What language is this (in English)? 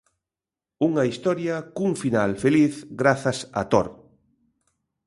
Galician